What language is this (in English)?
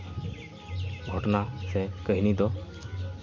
Santali